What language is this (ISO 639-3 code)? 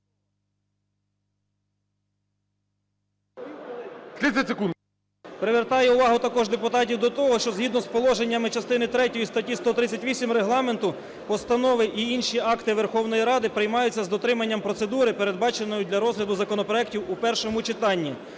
ukr